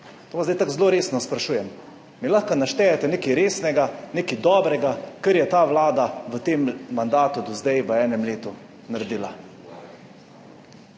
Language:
Slovenian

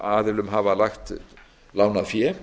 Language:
Icelandic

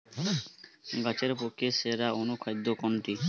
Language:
Bangla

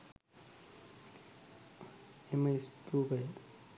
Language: Sinhala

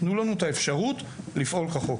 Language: Hebrew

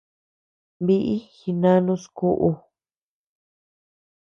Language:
Tepeuxila Cuicatec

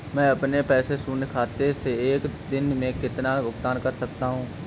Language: Hindi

